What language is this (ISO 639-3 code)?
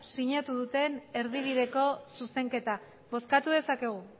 eus